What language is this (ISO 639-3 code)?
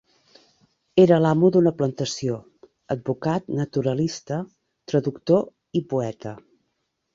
cat